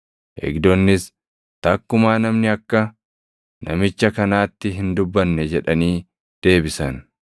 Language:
Oromo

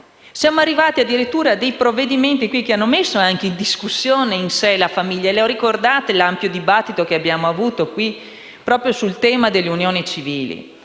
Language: Italian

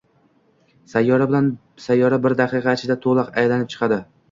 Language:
Uzbek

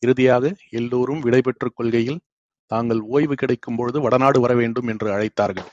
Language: Tamil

